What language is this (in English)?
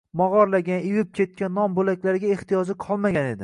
Uzbek